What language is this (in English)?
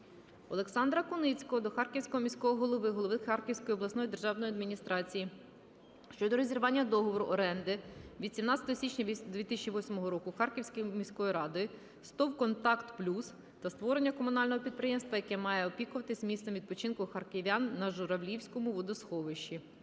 Ukrainian